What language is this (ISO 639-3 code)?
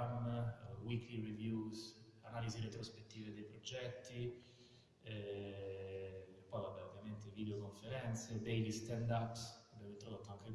ita